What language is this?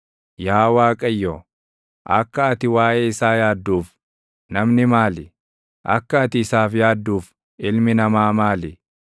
Oromo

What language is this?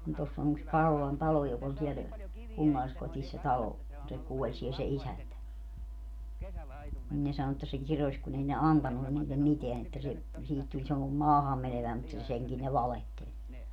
Finnish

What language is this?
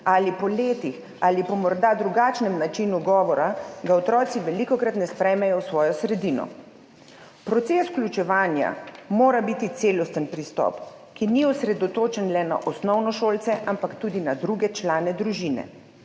Slovenian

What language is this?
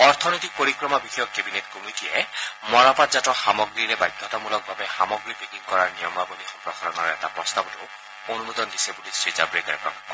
Assamese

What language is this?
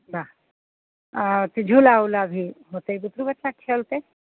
Maithili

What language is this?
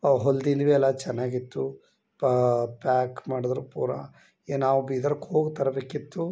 Kannada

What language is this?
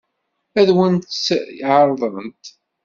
Kabyle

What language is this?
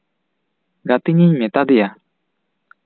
Santali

